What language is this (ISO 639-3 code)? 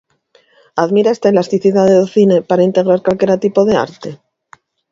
glg